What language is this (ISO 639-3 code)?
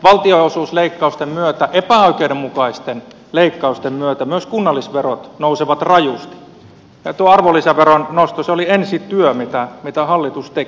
fin